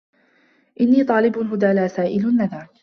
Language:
Arabic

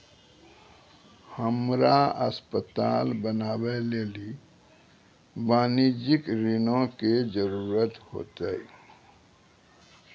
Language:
Maithili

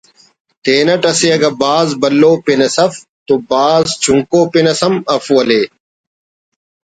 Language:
Brahui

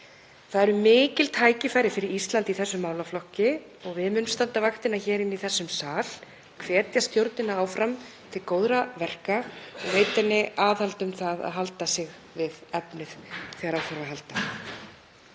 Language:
Icelandic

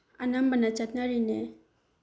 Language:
Manipuri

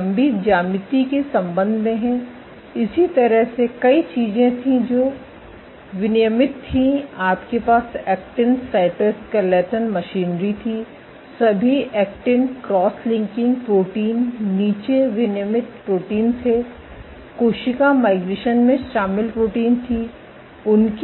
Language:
Hindi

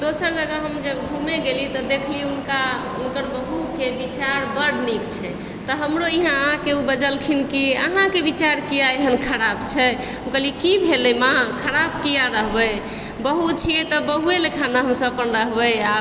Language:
Maithili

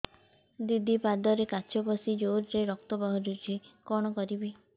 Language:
Odia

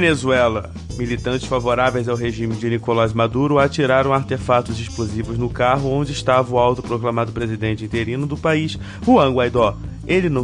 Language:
Portuguese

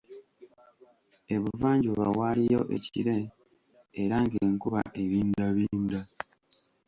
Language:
Ganda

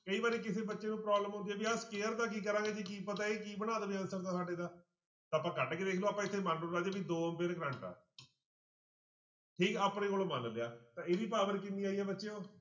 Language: Punjabi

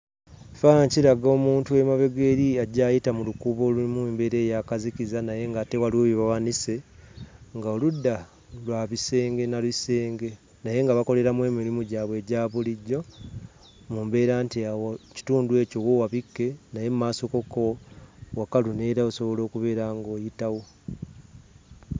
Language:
Ganda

